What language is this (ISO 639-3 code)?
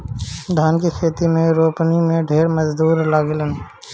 bho